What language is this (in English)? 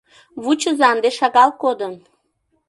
Mari